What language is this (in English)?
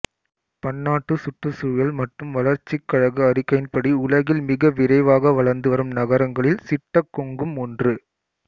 Tamil